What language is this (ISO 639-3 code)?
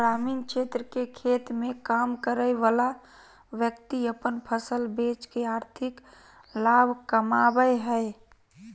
mag